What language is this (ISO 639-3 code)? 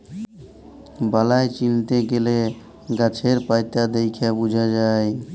ben